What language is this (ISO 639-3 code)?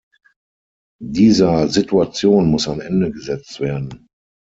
deu